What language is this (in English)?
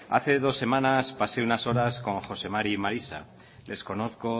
Spanish